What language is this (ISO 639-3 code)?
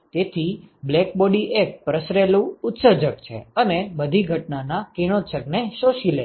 guj